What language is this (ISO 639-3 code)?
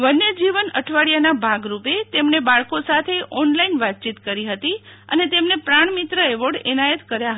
guj